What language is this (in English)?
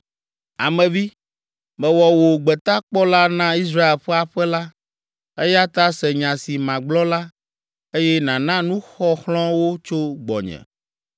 Ewe